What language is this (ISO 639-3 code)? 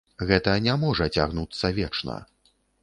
bel